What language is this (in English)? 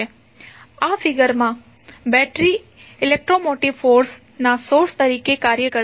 Gujarati